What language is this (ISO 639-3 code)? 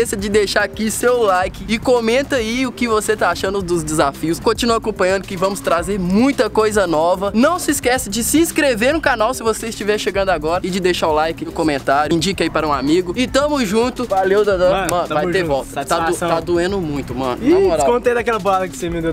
por